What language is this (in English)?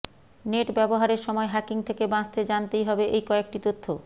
Bangla